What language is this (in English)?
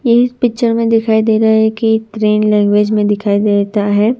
Hindi